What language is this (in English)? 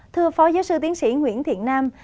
Vietnamese